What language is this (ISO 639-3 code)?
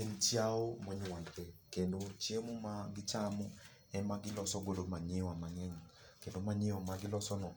luo